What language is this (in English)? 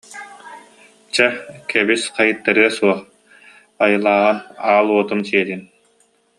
Yakut